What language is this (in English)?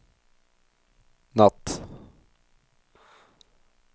Norwegian